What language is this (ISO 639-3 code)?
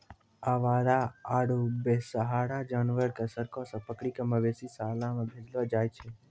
mai